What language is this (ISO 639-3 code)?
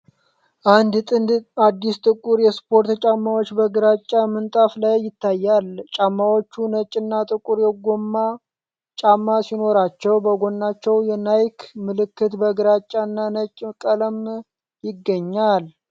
amh